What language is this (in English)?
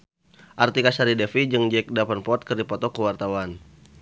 Sundanese